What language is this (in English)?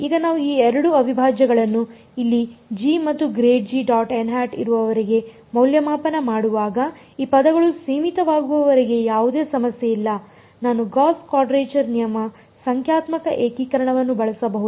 Kannada